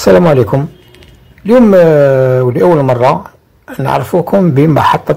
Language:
Arabic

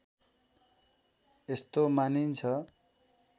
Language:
Nepali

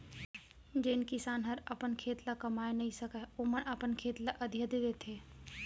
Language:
Chhattisgarhi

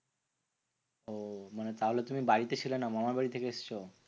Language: Bangla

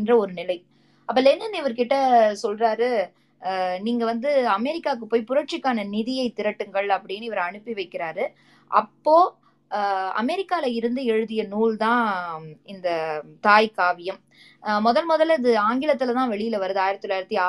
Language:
Tamil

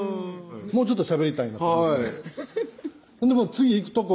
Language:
Japanese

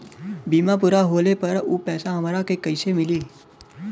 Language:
Bhojpuri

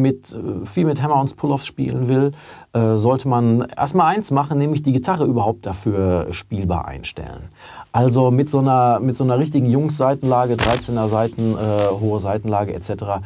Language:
German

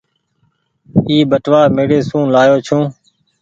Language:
Goaria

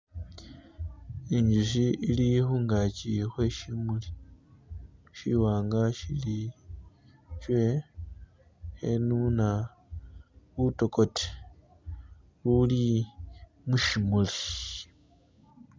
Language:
Masaaba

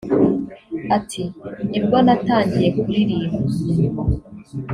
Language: Kinyarwanda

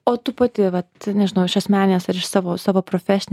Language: Lithuanian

